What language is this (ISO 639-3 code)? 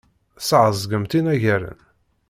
kab